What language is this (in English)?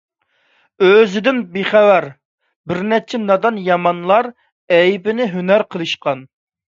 Uyghur